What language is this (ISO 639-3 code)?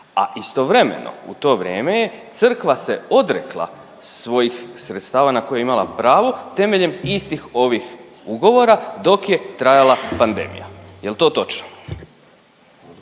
hrv